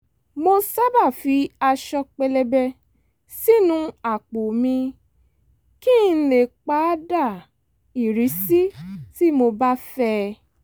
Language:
Yoruba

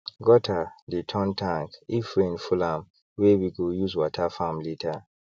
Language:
Nigerian Pidgin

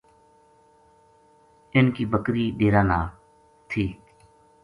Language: Gujari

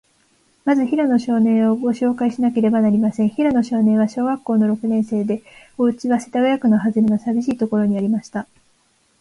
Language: Japanese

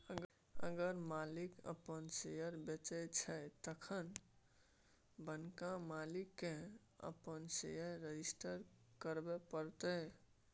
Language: Maithili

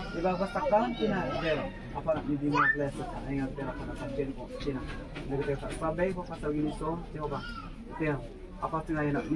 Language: Arabic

